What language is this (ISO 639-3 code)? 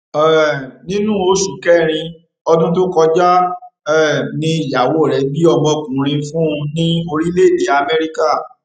yor